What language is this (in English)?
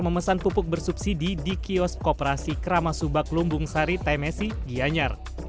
Indonesian